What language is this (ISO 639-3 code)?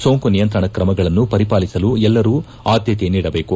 kan